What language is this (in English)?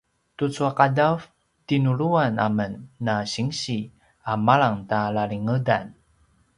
Paiwan